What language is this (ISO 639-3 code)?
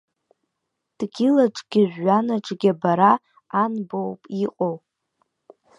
abk